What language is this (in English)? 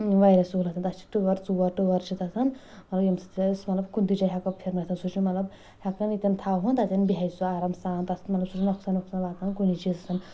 Kashmiri